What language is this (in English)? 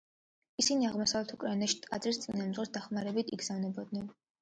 Georgian